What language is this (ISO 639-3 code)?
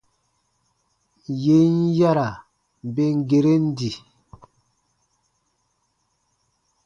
bba